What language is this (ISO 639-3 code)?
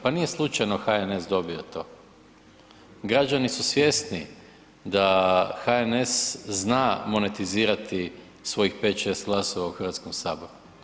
hrv